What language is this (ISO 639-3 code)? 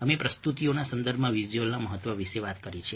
guj